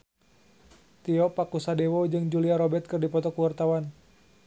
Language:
Sundanese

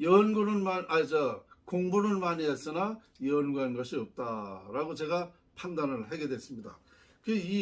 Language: Korean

